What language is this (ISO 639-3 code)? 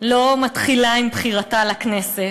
heb